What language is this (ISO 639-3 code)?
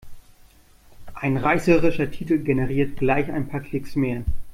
deu